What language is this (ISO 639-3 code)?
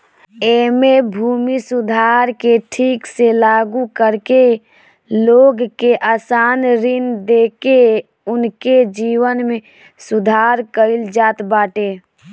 bho